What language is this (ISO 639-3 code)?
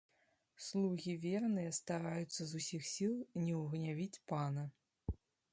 bel